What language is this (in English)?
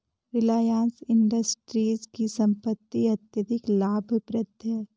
Hindi